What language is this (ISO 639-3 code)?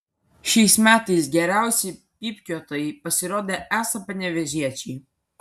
lit